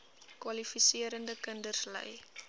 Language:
Afrikaans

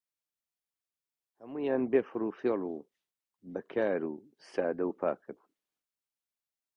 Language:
Central Kurdish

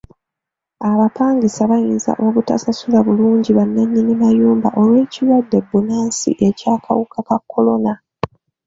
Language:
Ganda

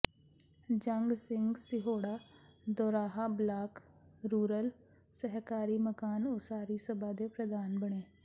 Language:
Punjabi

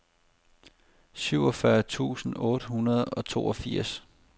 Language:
Danish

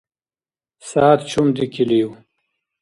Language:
Dargwa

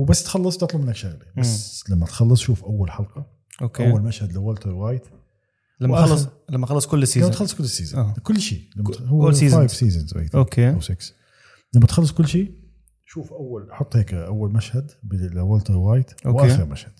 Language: Arabic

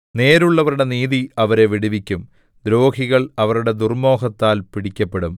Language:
Malayalam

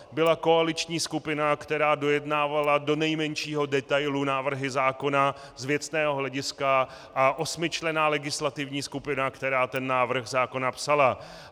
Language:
Czech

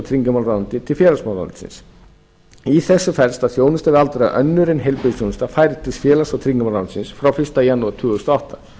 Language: Icelandic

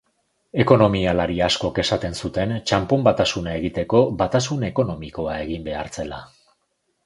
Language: Basque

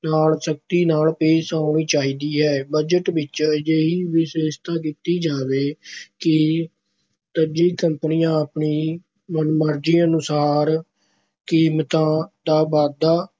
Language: Punjabi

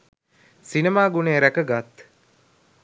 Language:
Sinhala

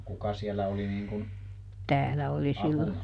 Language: Finnish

